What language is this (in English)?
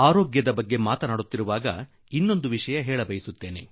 Kannada